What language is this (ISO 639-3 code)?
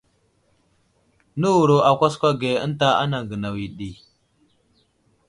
udl